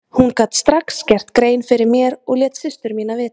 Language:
Icelandic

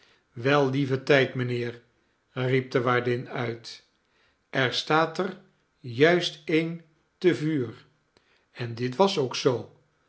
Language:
Dutch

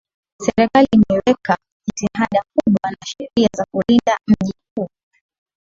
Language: Swahili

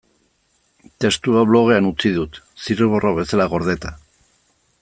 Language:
Basque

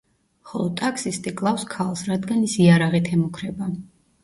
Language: Georgian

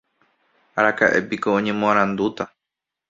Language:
Guarani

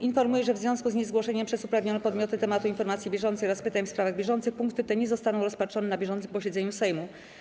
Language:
Polish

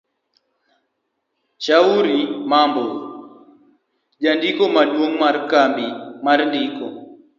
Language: Luo (Kenya and Tanzania)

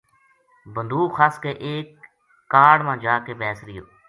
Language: Gujari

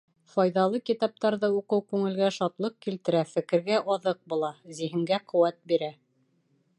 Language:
Bashkir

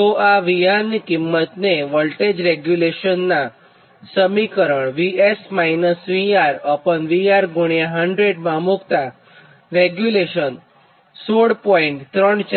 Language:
Gujarati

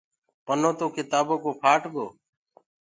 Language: Gurgula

